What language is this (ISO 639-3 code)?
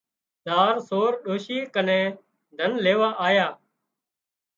kxp